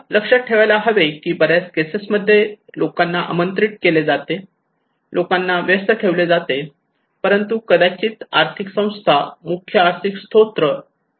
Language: Marathi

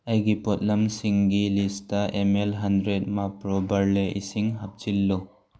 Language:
Manipuri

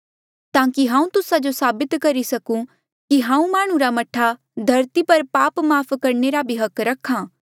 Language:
Mandeali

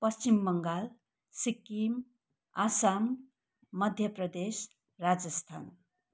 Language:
Nepali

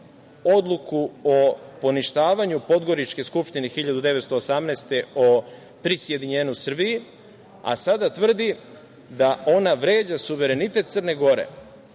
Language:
Serbian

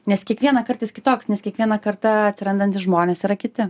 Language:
Lithuanian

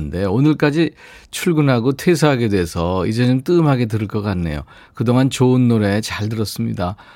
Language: Korean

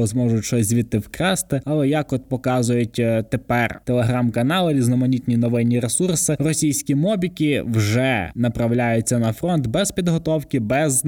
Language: Ukrainian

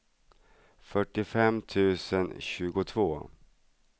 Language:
Swedish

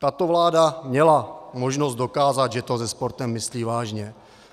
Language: Czech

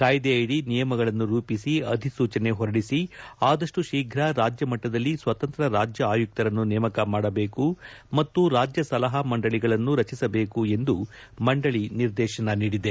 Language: Kannada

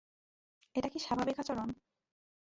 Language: Bangla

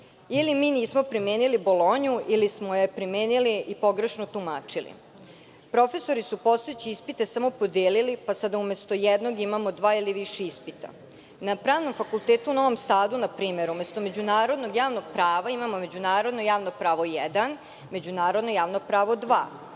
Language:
Serbian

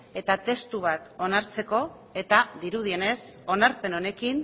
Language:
Basque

